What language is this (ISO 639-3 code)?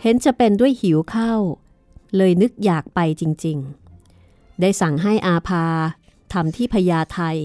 tha